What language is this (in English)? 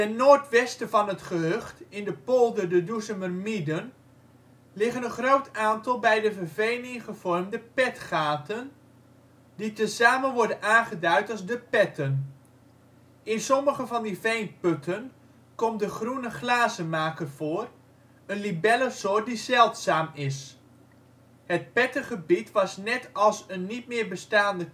Dutch